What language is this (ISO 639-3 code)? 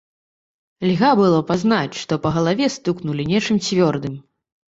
bel